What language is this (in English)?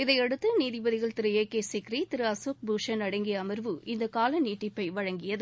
Tamil